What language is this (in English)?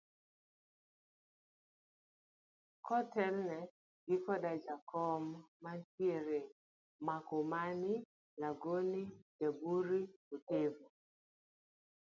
Luo (Kenya and Tanzania)